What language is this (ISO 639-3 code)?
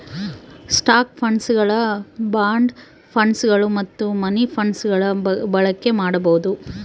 kan